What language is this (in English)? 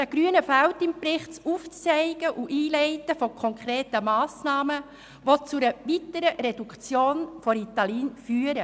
Swiss German